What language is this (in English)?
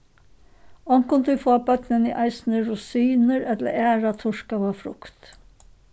Faroese